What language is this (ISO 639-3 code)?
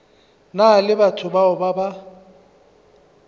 nso